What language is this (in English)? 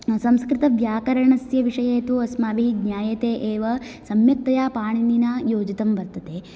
Sanskrit